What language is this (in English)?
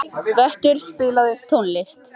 Icelandic